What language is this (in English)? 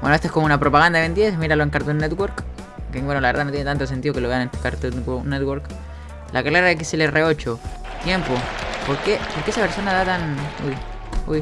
Spanish